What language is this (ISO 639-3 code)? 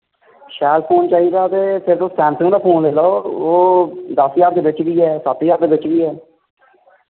doi